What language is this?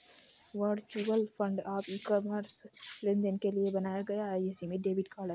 Hindi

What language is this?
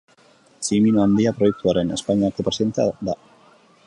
Basque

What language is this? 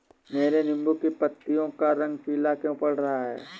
Hindi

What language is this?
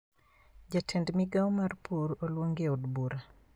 Luo (Kenya and Tanzania)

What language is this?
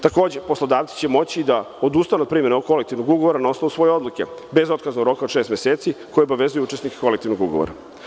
Serbian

